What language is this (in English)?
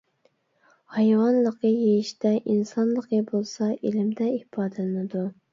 Uyghur